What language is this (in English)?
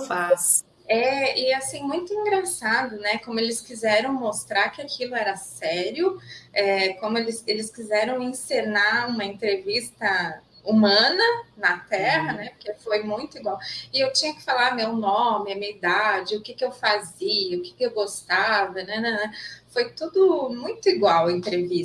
Portuguese